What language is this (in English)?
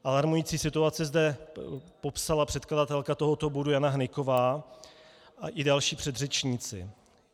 Czech